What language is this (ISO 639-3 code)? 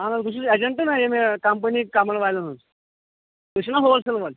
kas